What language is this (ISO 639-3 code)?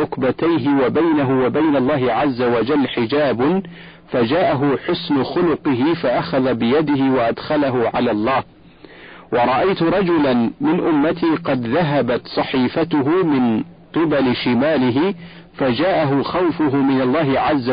ara